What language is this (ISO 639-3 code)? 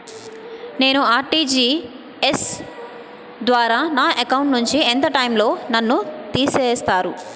tel